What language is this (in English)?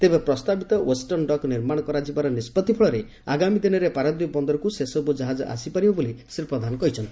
Odia